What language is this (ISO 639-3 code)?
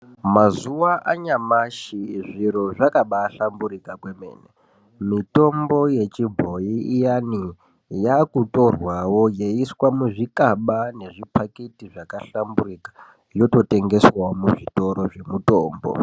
ndc